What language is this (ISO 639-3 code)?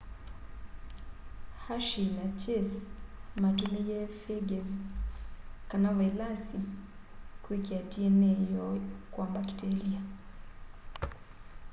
kam